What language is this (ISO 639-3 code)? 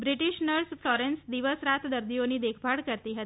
guj